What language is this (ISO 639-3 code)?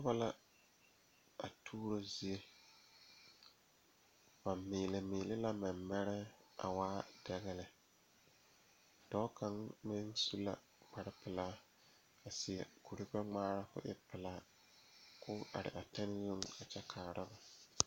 dga